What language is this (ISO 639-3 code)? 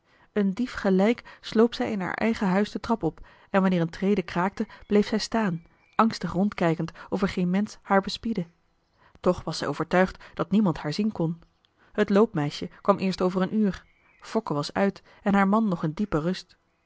nld